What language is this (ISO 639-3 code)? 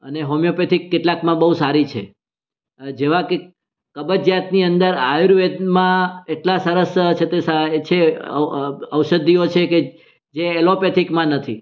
guj